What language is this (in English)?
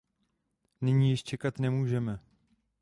Czech